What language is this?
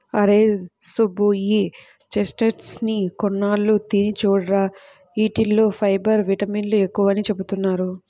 Telugu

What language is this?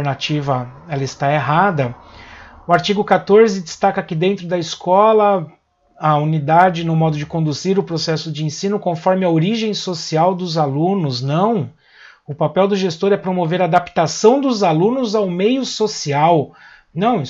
Portuguese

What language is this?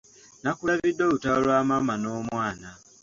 Ganda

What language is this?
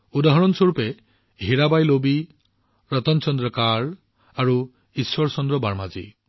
Assamese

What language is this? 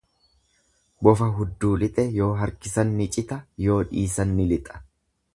Oromo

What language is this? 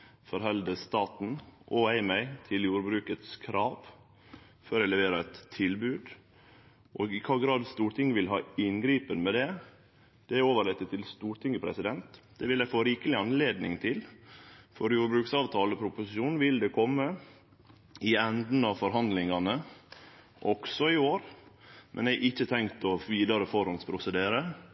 Norwegian Nynorsk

